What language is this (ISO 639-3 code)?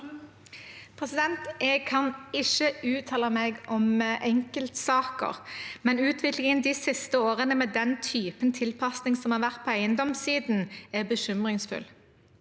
nor